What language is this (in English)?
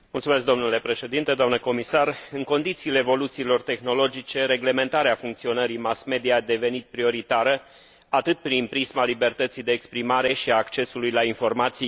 Romanian